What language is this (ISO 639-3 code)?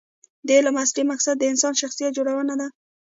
pus